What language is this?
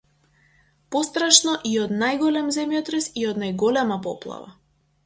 Macedonian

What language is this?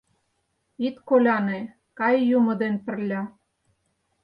Mari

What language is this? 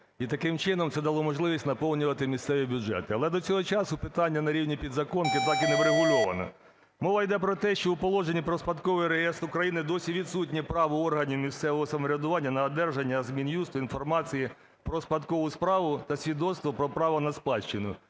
Ukrainian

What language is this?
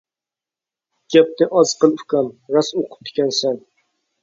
Uyghur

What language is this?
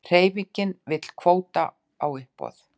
Icelandic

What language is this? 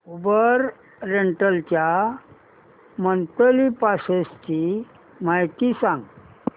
Marathi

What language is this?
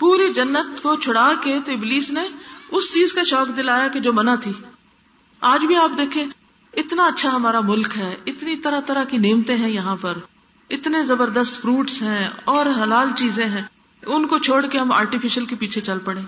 Urdu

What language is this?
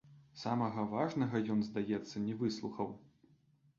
Belarusian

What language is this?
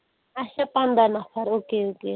Kashmiri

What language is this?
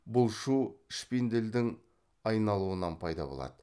Kazakh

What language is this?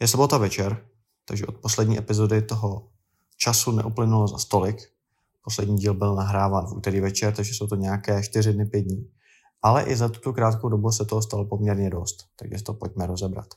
Czech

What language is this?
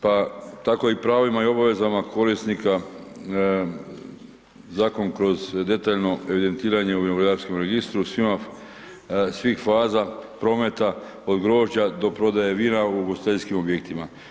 Croatian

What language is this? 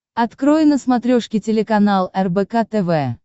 Russian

